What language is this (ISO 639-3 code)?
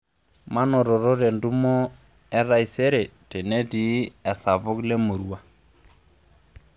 mas